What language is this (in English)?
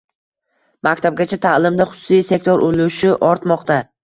Uzbek